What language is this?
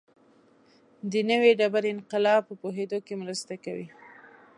Pashto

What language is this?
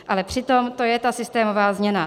Czech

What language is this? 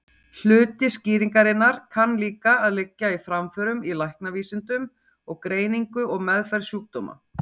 Icelandic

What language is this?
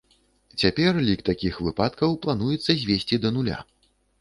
Belarusian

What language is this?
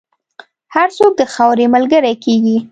Pashto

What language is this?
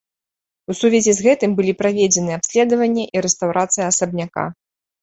Belarusian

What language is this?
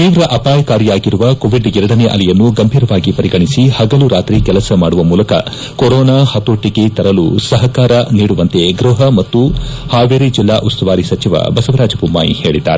Kannada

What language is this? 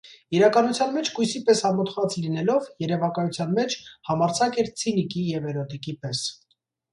Armenian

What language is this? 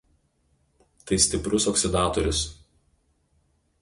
Lithuanian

